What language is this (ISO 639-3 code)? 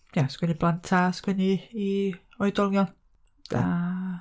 cym